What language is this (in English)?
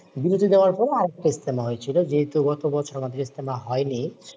Bangla